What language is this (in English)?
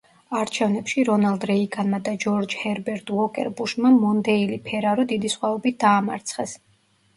Georgian